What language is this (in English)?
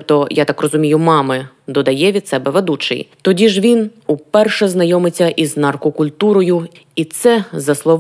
Ukrainian